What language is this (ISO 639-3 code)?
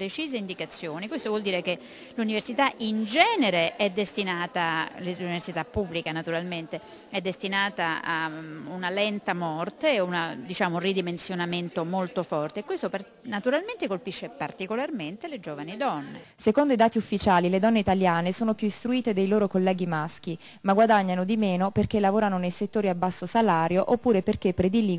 ita